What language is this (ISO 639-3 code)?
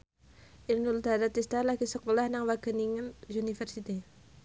jav